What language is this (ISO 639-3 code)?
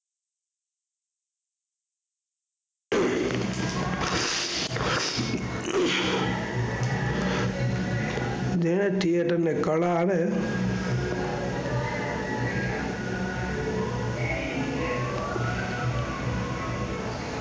guj